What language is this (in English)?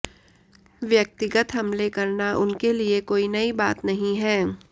Hindi